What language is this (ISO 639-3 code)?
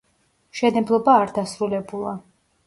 kat